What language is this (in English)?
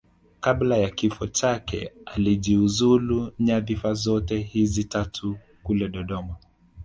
Swahili